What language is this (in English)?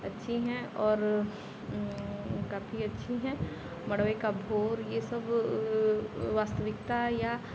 Hindi